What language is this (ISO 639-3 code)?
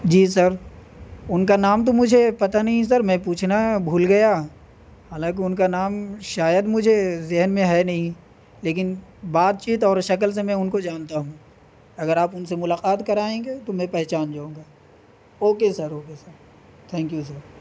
urd